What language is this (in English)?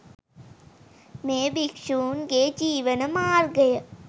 Sinhala